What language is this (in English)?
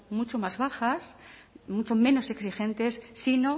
Spanish